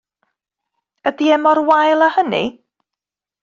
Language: Welsh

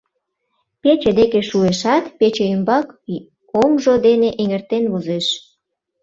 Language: Mari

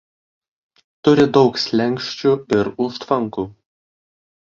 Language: Lithuanian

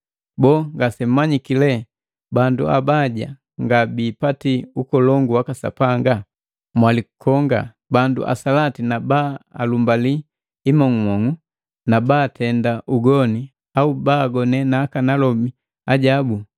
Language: Matengo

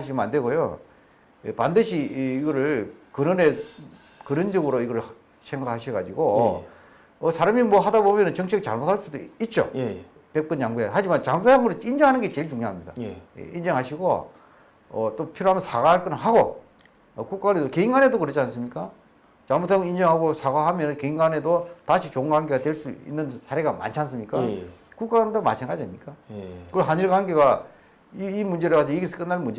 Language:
Korean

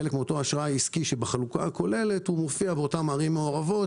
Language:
Hebrew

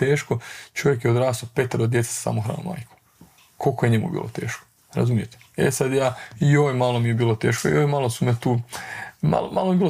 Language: Croatian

